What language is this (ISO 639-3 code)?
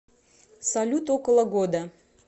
rus